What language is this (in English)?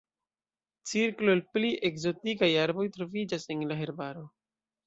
Esperanto